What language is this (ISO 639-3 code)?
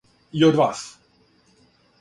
srp